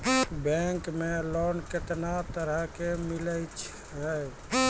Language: Maithili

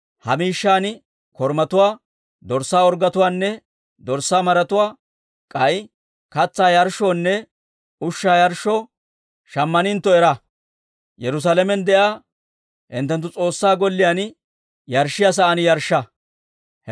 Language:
Dawro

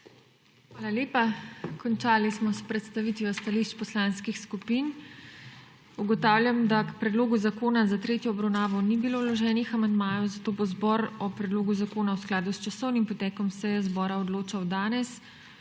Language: Slovenian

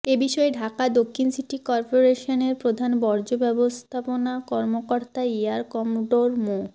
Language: Bangla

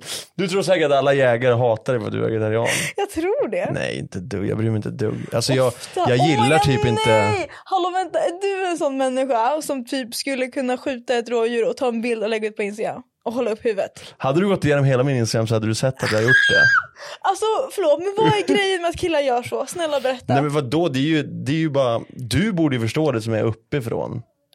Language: Swedish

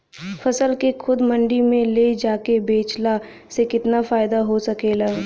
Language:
Bhojpuri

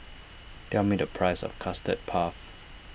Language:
English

